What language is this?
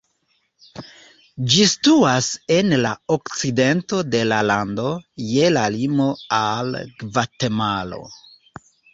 Esperanto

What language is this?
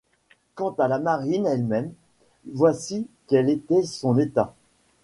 French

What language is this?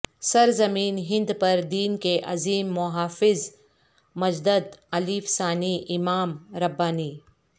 Urdu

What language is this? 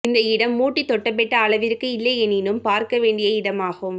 Tamil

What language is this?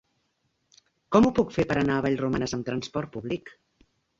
Catalan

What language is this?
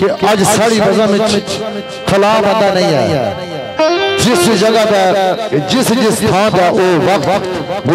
Arabic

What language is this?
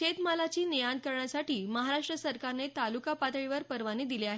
Marathi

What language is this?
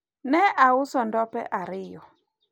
Luo (Kenya and Tanzania)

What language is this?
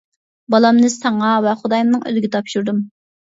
Uyghur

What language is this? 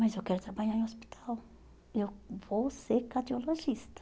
Portuguese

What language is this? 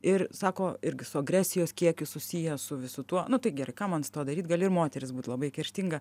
Lithuanian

